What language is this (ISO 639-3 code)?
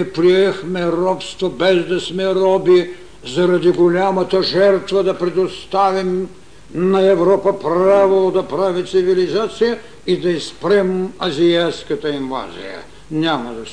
bul